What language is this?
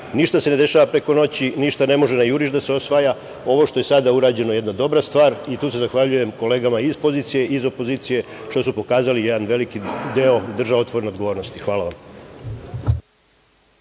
Serbian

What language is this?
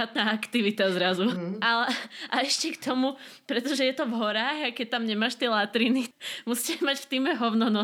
Slovak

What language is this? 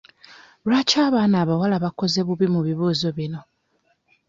Ganda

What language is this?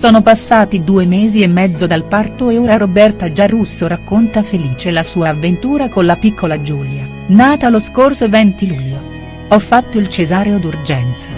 Italian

